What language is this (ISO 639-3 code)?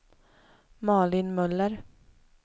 swe